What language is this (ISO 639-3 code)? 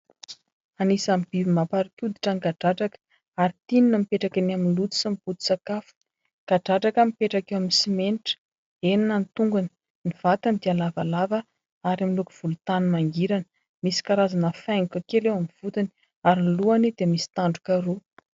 mlg